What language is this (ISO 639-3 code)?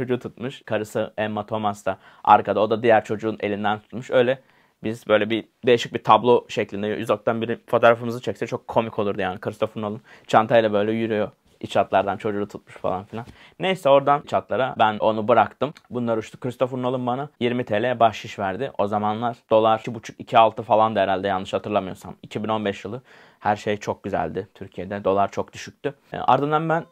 tur